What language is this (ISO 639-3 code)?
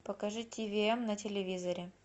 rus